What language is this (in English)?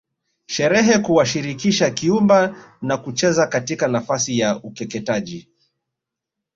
Swahili